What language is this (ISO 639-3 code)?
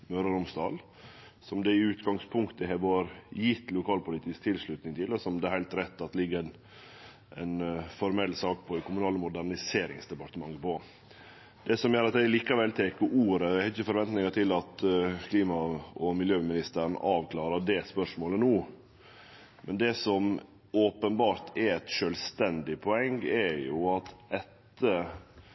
nno